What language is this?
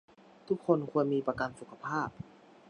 Thai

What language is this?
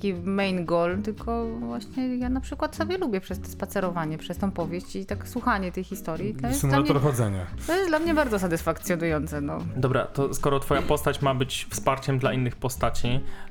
Polish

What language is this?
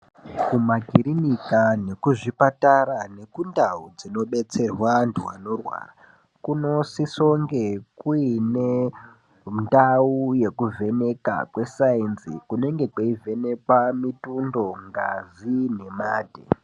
Ndau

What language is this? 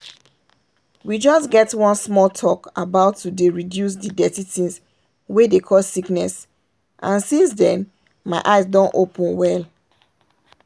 Nigerian Pidgin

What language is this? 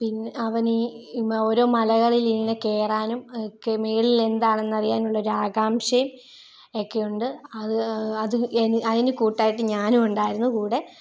Malayalam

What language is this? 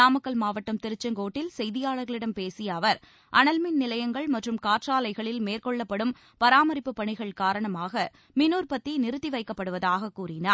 Tamil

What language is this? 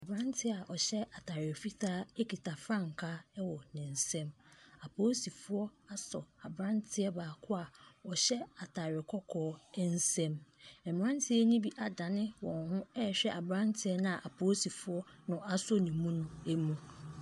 Akan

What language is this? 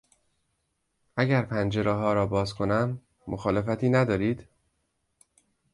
Persian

